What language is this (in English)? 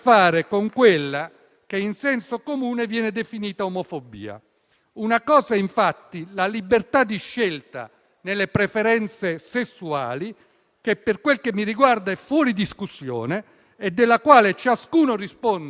Italian